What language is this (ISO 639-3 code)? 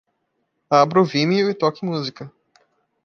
por